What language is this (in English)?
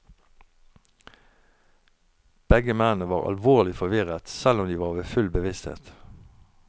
Norwegian